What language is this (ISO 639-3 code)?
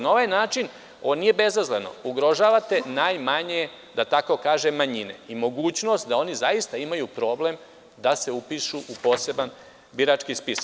srp